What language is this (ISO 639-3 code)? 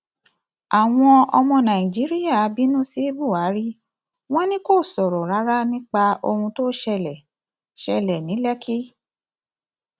yor